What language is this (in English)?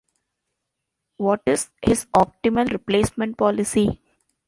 English